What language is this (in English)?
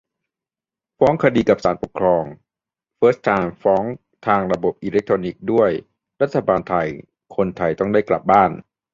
Thai